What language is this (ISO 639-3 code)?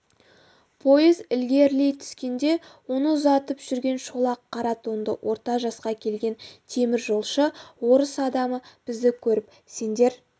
kaz